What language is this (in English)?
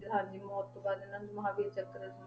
Punjabi